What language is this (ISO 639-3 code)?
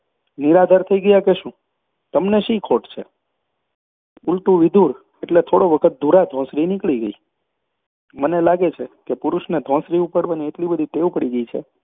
guj